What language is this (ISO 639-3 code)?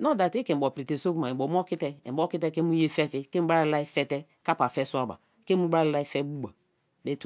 ijn